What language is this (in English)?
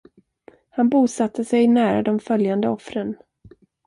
Swedish